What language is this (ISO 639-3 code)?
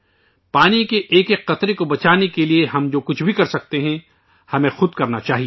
urd